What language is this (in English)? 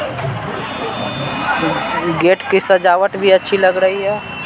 Hindi